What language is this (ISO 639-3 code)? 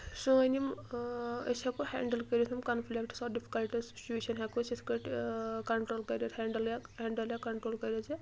kas